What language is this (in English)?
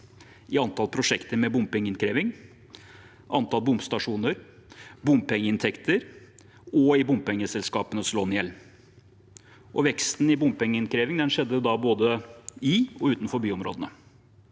Norwegian